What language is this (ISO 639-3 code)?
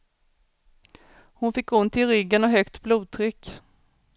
swe